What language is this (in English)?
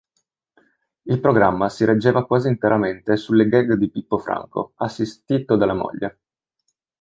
Italian